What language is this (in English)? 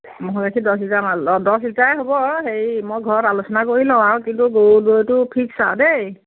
Assamese